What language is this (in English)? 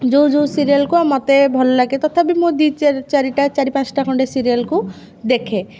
Odia